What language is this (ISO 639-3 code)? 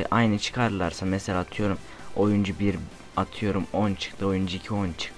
tur